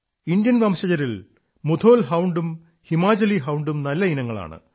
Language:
Malayalam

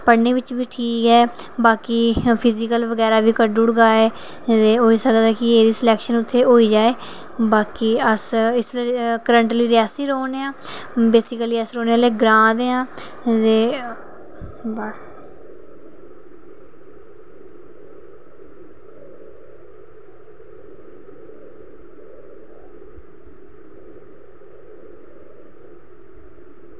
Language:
Dogri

